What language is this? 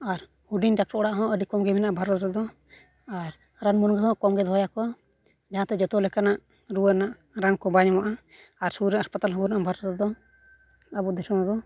Santali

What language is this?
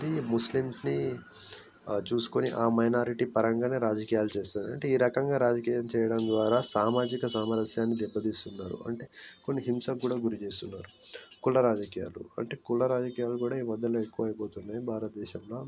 Telugu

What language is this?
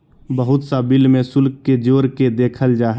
Magahi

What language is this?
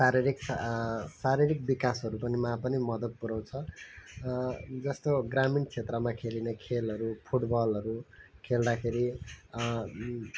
Nepali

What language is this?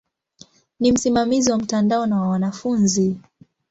Swahili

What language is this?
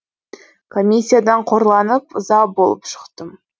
Kazakh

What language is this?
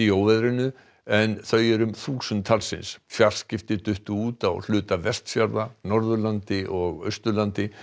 Icelandic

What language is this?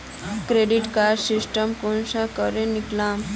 Magahi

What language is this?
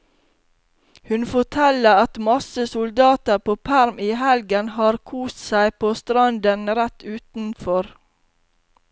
Norwegian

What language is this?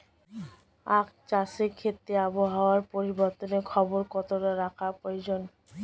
Bangla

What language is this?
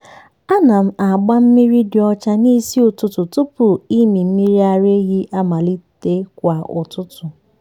Igbo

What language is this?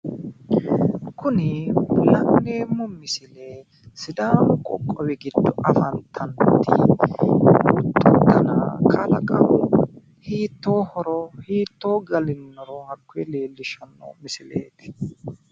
Sidamo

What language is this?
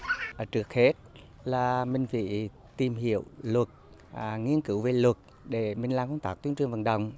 Vietnamese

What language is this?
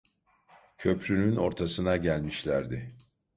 Turkish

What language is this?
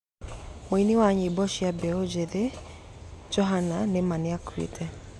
Kikuyu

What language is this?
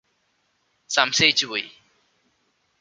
Malayalam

